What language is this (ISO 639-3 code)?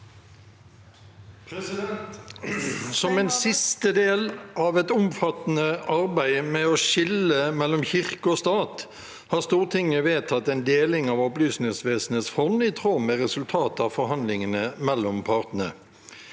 nor